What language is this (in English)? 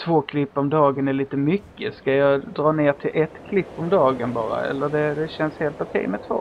Swedish